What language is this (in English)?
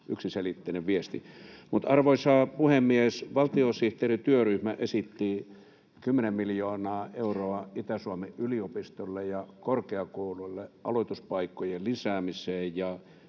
Finnish